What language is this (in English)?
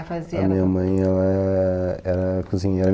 Portuguese